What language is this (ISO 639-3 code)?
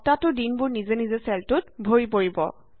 asm